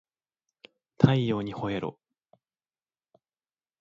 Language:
Japanese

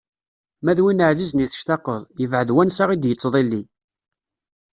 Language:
Kabyle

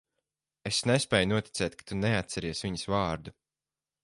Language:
Latvian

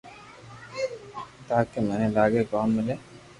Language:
Loarki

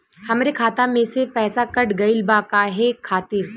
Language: Bhojpuri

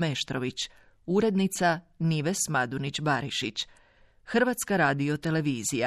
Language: Croatian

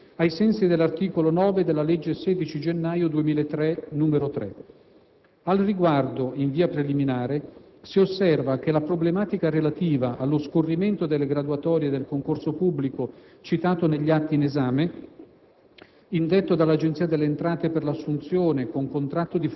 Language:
Italian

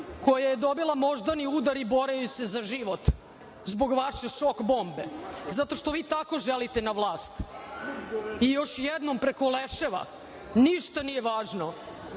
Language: Serbian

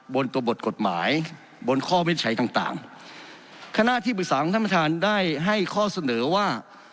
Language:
Thai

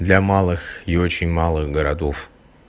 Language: Russian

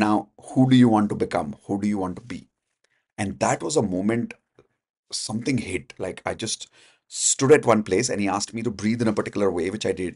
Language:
English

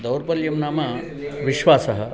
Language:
Sanskrit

